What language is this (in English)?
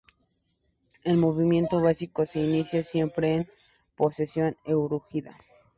Spanish